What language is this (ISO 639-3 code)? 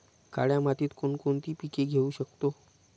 mar